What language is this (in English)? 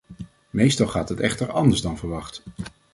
Dutch